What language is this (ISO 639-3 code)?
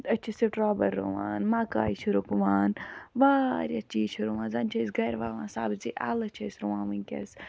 kas